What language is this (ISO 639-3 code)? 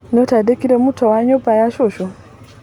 kik